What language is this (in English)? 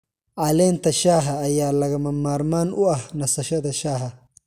Somali